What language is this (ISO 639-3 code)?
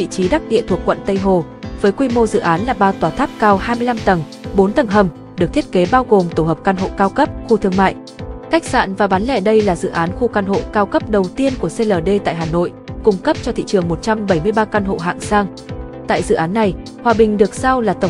vie